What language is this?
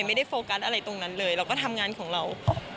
Thai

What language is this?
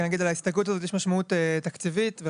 Hebrew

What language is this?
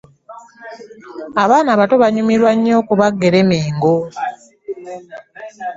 Ganda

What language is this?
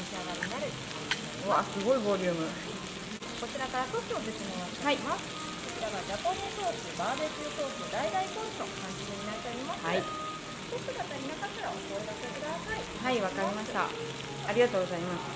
Japanese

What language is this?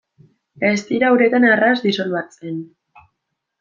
Basque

